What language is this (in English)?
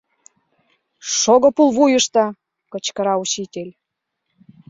Mari